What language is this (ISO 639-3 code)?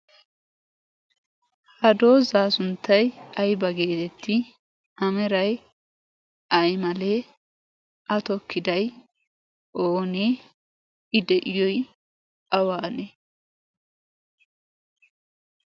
wal